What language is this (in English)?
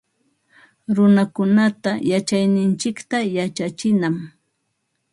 Ambo-Pasco Quechua